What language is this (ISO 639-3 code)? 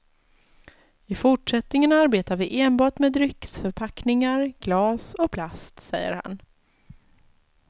swe